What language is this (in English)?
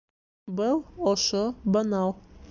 Bashkir